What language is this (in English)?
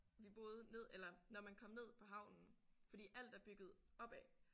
Danish